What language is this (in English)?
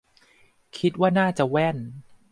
Thai